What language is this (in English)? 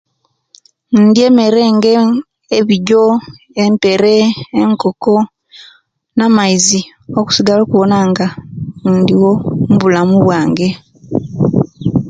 Kenyi